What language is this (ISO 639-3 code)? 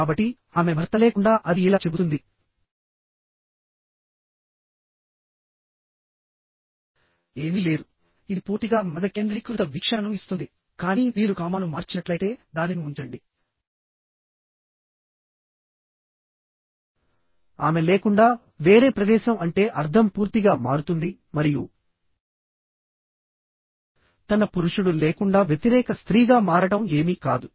tel